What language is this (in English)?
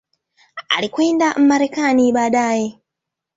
Swahili